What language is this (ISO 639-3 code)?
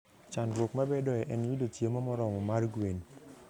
luo